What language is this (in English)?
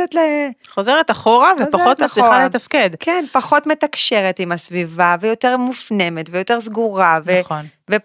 Hebrew